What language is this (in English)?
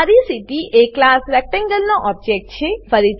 Gujarati